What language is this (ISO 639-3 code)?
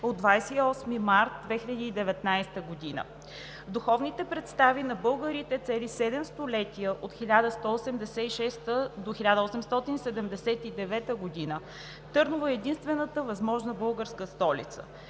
bul